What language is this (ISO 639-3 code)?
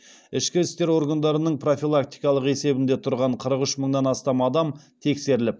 kaz